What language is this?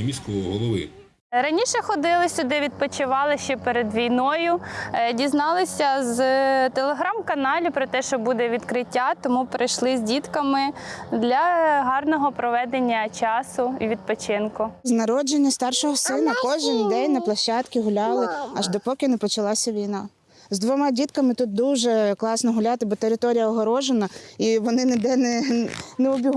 Ukrainian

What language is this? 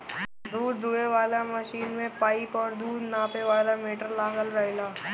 Bhojpuri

